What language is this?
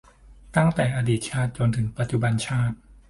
Thai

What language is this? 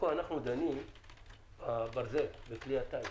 Hebrew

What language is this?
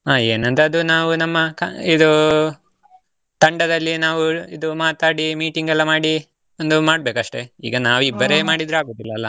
Kannada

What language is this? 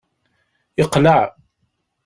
Kabyle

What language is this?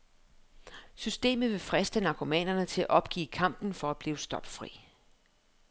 Danish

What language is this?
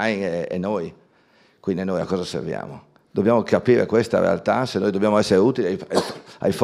Italian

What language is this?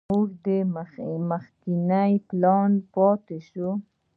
Pashto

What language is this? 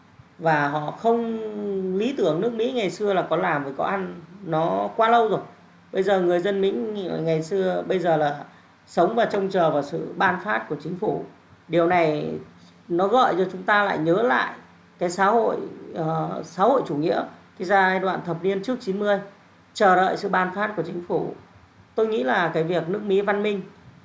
Vietnamese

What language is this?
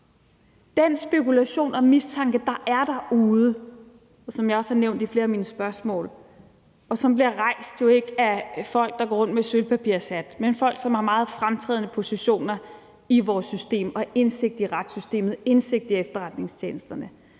Danish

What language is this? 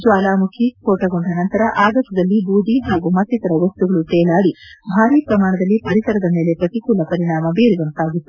Kannada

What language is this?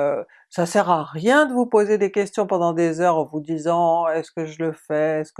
French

